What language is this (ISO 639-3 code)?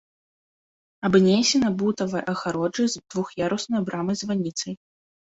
bel